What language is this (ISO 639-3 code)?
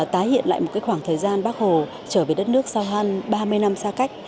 vie